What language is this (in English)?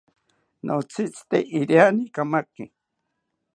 South Ucayali Ashéninka